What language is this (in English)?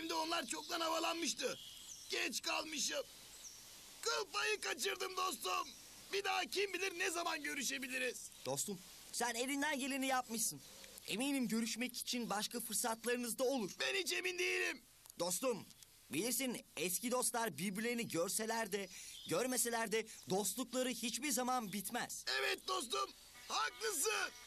Turkish